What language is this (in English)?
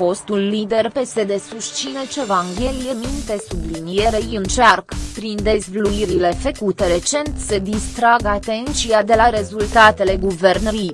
Romanian